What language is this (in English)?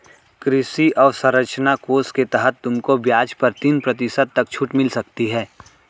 Hindi